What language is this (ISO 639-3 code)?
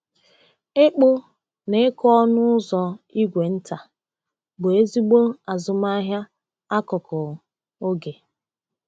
ibo